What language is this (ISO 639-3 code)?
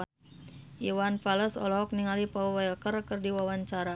sun